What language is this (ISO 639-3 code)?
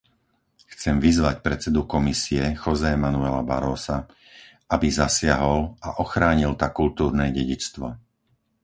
slk